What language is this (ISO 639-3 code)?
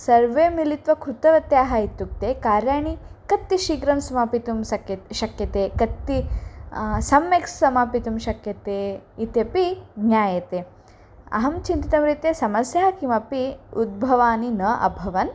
san